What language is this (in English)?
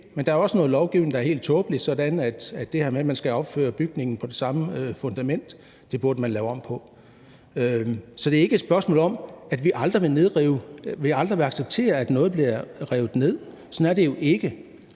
Danish